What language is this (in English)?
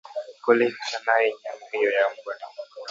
Swahili